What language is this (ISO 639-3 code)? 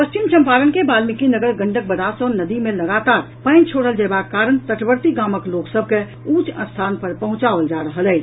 mai